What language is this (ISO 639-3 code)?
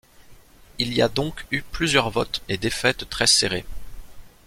fra